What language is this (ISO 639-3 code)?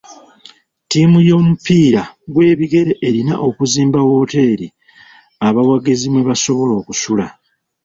lug